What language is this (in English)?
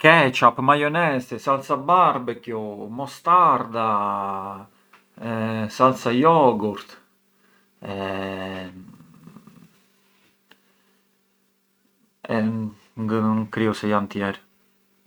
Arbëreshë Albanian